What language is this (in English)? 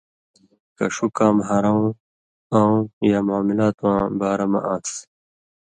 Indus Kohistani